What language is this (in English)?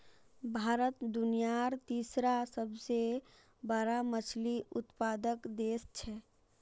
Magahi